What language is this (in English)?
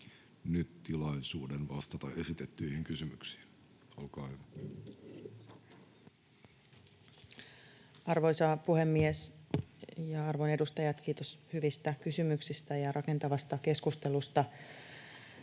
Finnish